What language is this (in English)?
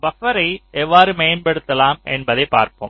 Tamil